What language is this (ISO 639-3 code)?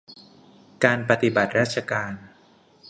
tha